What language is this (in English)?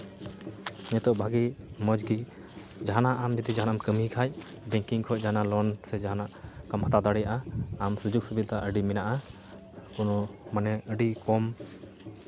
Santali